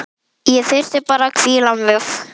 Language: Icelandic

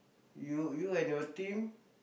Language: English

